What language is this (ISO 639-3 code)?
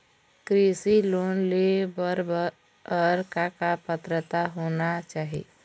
hne